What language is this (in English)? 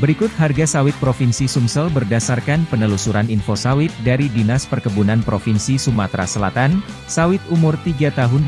Indonesian